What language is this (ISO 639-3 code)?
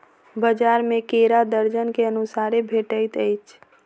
mai